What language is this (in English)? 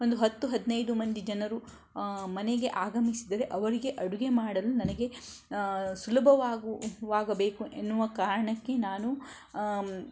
Kannada